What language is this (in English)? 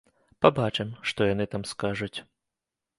Belarusian